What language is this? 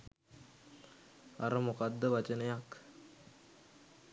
Sinhala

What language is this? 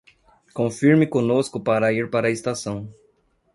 Portuguese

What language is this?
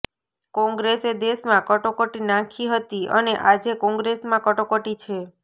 Gujarati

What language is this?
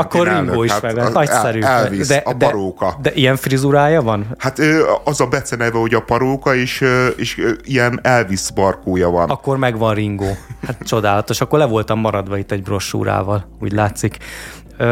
Hungarian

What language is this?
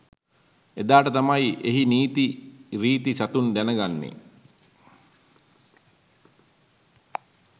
Sinhala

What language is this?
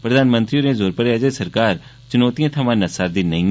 Dogri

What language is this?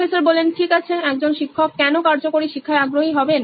Bangla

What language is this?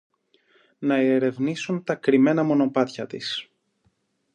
Greek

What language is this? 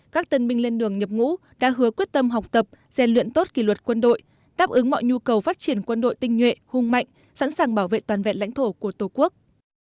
Vietnamese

